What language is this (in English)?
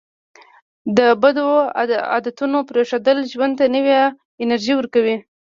Pashto